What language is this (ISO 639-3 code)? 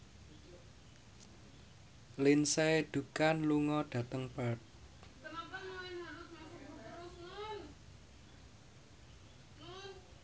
jav